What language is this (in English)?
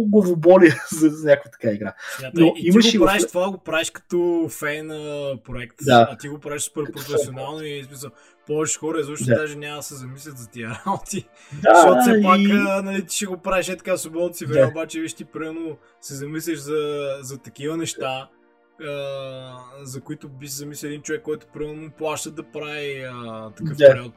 Bulgarian